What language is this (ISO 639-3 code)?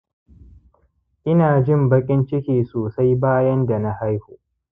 hau